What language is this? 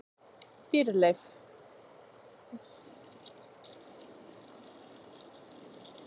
Icelandic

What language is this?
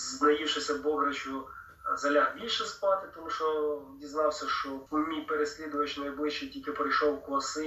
Ukrainian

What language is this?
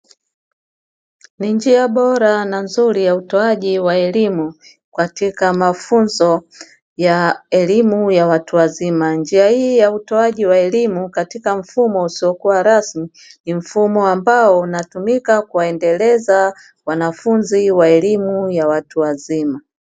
Swahili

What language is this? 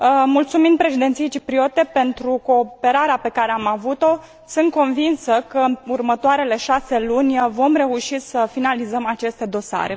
Romanian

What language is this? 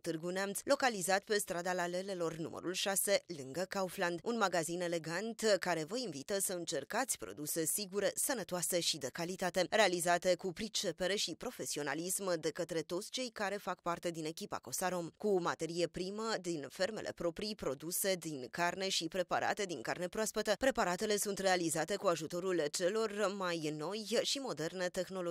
Romanian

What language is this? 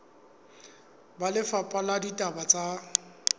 Southern Sotho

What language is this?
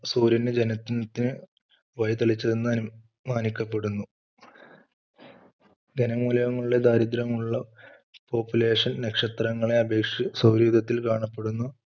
Malayalam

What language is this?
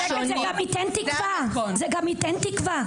Hebrew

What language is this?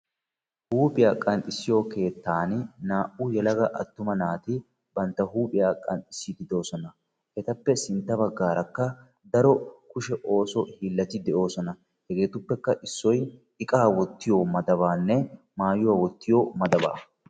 Wolaytta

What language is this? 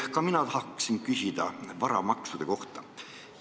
Estonian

